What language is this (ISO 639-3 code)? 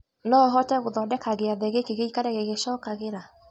kik